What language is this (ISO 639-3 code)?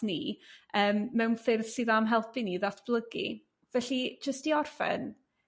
cym